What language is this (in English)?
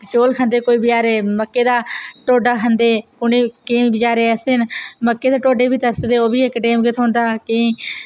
Dogri